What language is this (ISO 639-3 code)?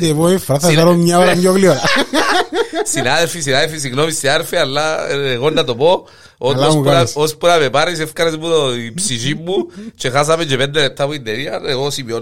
ell